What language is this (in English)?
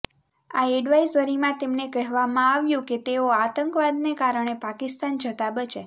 Gujarati